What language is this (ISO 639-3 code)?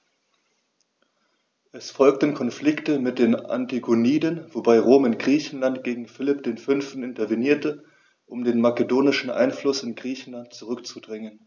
deu